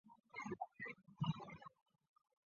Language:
Chinese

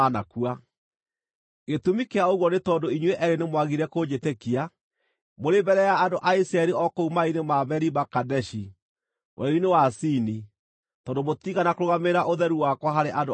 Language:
Kikuyu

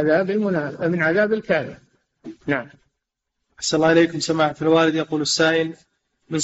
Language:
Arabic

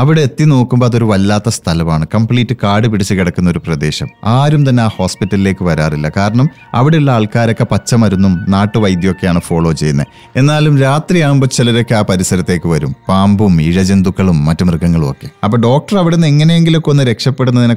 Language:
Malayalam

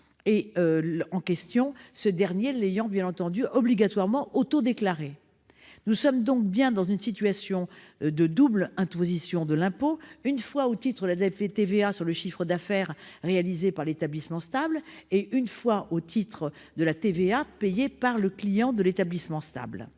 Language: French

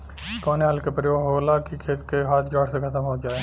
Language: Bhojpuri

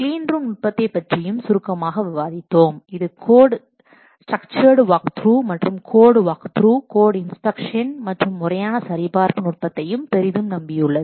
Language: Tamil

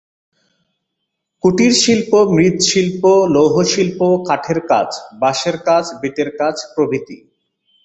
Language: Bangla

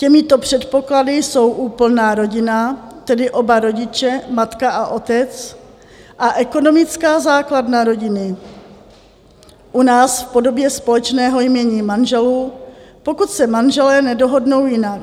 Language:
Czech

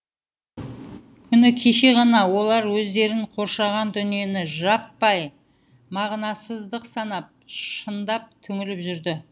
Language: Kazakh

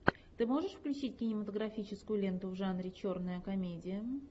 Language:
Russian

